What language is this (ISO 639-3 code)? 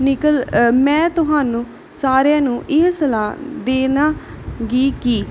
pan